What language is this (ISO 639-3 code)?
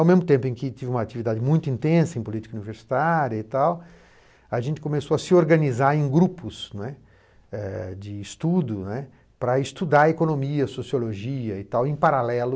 por